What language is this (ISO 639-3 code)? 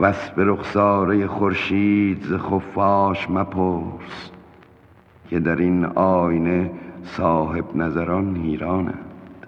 fas